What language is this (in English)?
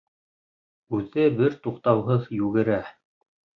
Bashkir